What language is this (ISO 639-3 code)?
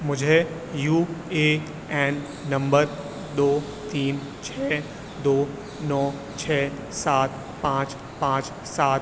urd